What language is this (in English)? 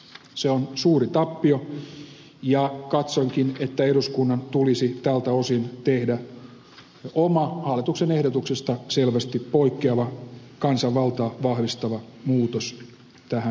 Finnish